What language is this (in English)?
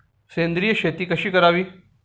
Marathi